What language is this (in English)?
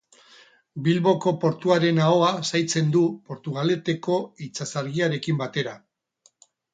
Basque